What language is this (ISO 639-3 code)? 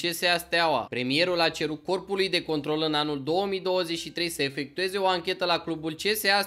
ron